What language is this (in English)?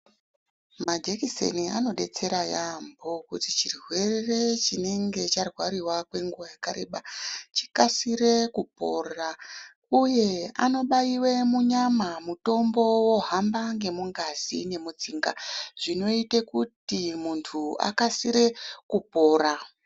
Ndau